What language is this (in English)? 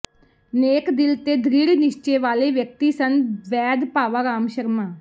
Punjabi